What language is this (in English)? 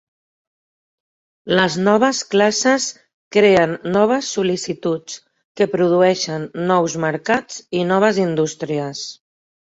Catalan